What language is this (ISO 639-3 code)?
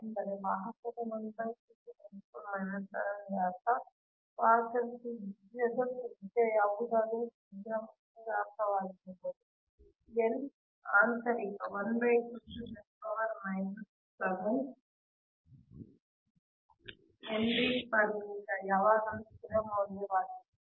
kan